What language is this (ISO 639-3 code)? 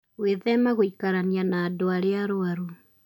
kik